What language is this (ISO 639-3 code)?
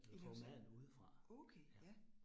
dan